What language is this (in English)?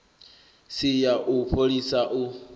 Venda